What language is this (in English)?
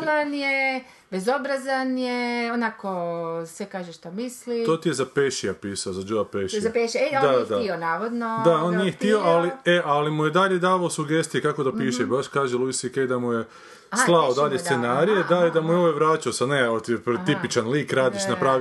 Croatian